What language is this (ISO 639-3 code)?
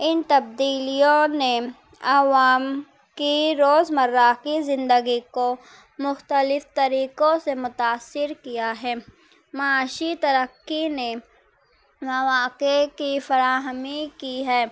urd